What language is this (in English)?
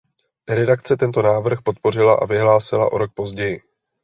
Czech